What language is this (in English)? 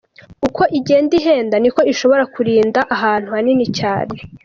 Kinyarwanda